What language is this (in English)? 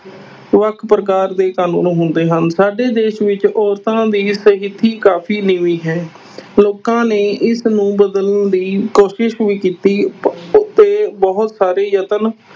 Punjabi